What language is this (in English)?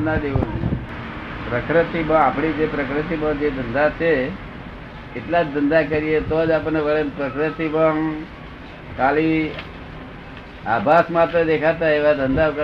Gujarati